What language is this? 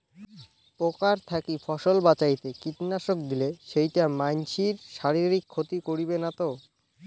Bangla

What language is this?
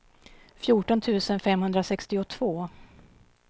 Swedish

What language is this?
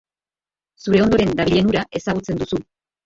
Basque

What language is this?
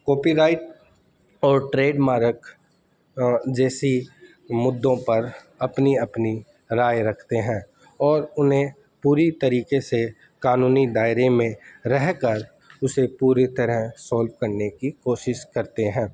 Urdu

